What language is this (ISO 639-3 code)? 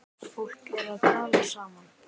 isl